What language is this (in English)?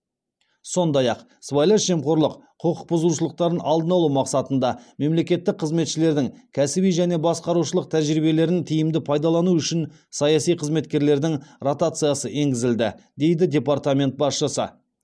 Kazakh